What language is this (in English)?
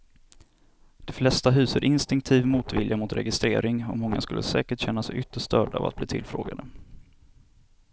Swedish